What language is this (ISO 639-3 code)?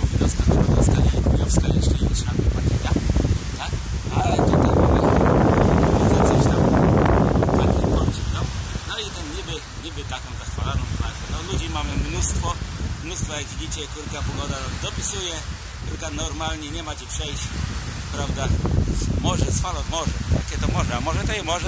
pol